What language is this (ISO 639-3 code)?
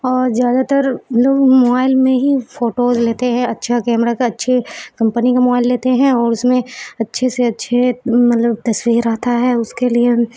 urd